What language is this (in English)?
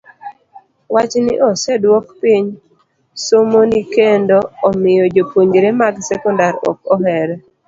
Luo (Kenya and Tanzania)